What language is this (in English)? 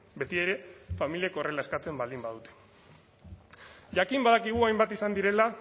Basque